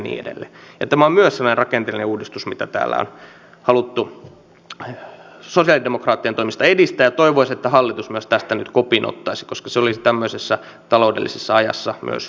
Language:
Finnish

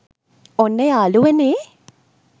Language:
Sinhala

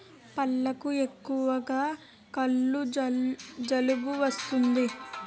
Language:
Telugu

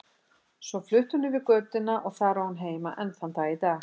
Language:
Icelandic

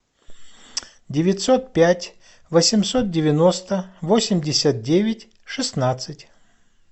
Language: Russian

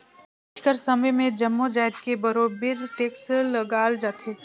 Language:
Chhattisgarhi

